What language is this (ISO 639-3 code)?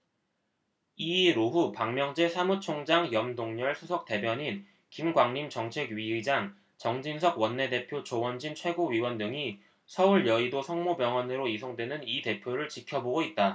kor